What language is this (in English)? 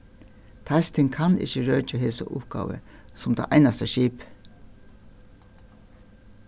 Faroese